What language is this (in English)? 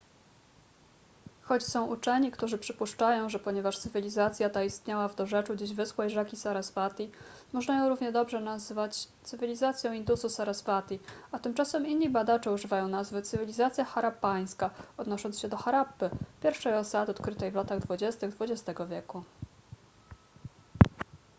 Polish